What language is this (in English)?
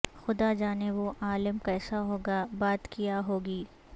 Urdu